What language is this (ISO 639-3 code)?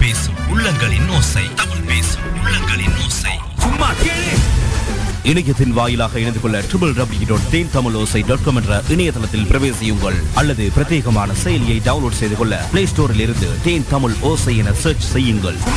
tam